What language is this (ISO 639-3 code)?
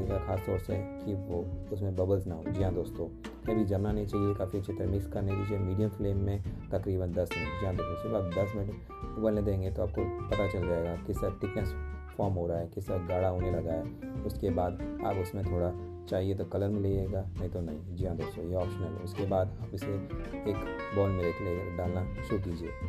hin